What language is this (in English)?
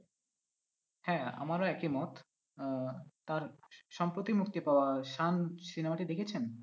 Bangla